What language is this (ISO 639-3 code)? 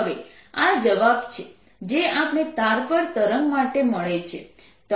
guj